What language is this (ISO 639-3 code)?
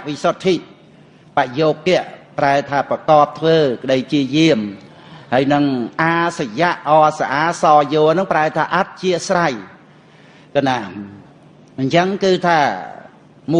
khm